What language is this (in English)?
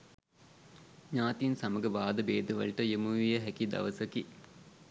Sinhala